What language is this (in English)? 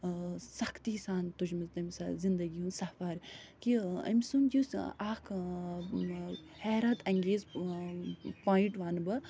Kashmiri